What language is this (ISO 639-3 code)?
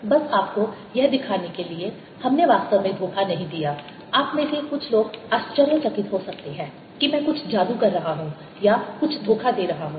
hin